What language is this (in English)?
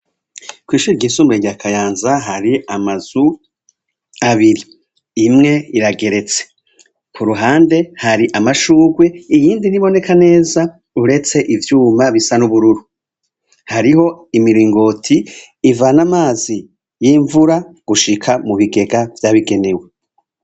Rundi